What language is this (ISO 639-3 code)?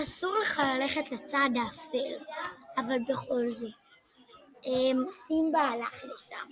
heb